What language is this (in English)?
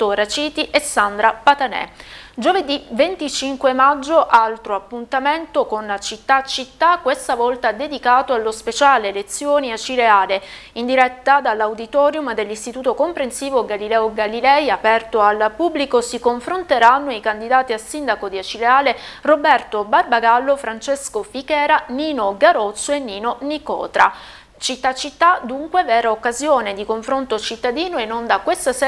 Italian